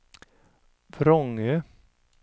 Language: Swedish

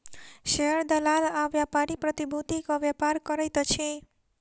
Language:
Maithili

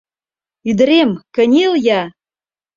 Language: Mari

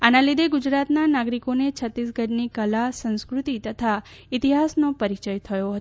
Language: Gujarati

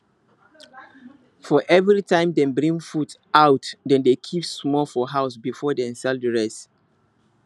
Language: Nigerian Pidgin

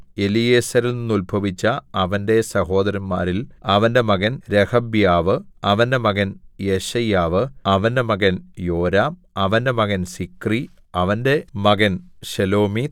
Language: Malayalam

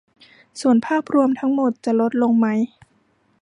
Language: Thai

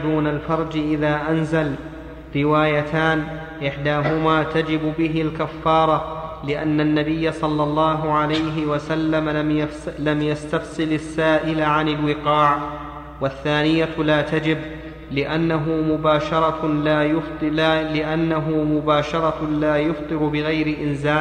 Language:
Arabic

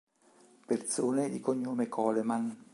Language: Italian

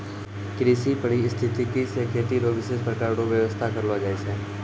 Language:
Maithili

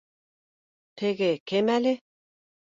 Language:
Bashkir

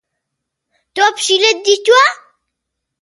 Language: Central Kurdish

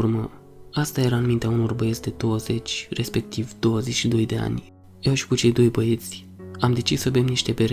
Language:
Romanian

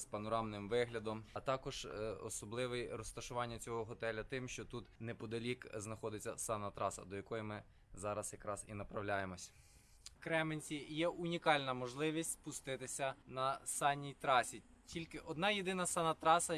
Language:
Ukrainian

